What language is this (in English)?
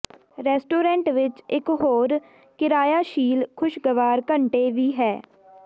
Punjabi